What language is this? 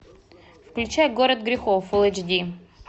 Russian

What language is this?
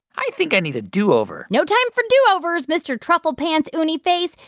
English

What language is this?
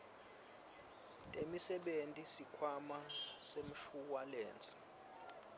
Swati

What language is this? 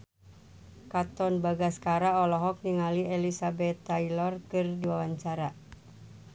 Sundanese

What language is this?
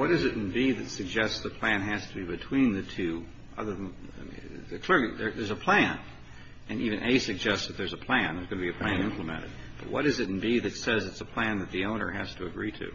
English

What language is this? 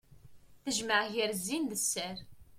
Kabyle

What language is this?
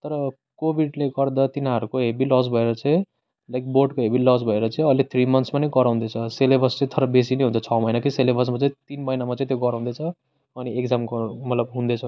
Nepali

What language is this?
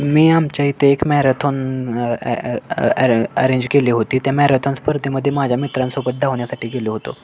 Marathi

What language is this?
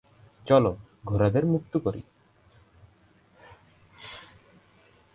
Bangla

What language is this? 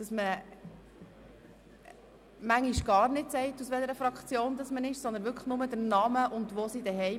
Swiss German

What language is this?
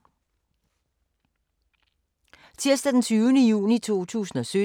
Danish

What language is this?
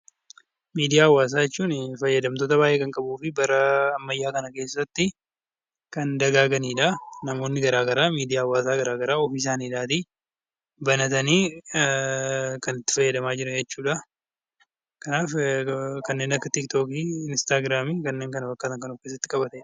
Oromo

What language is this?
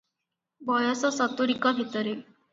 Odia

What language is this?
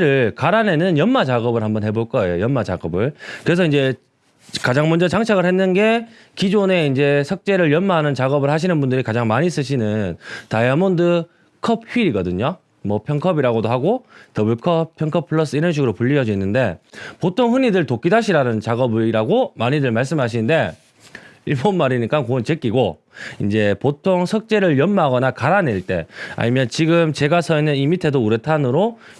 Korean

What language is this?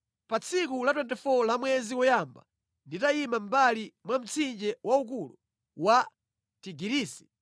Nyanja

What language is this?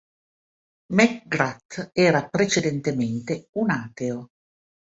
Italian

